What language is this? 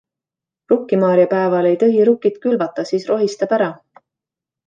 Estonian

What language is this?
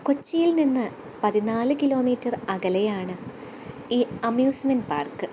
Malayalam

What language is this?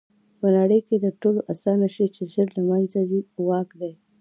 Pashto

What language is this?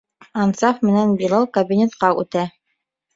Bashkir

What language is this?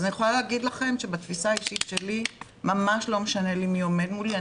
Hebrew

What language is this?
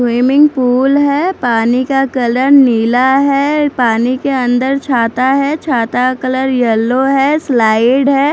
Hindi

